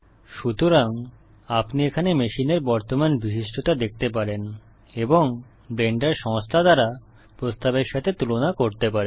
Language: Bangla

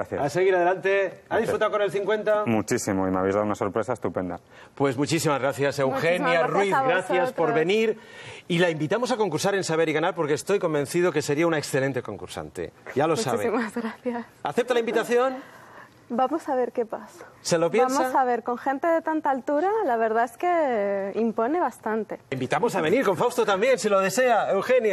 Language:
Spanish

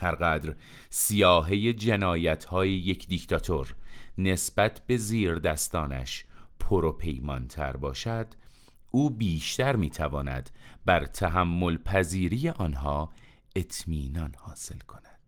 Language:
Persian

